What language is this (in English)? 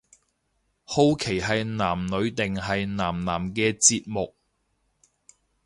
Cantonese